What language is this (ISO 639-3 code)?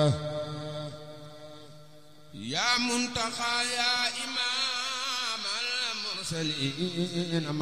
ara